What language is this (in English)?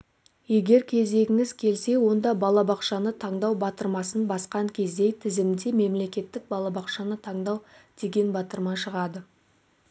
Kazakh